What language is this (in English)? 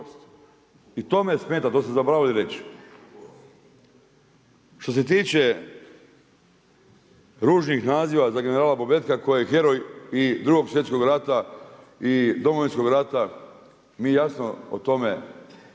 Croatian